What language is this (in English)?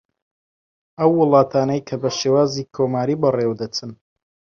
Central Kurdish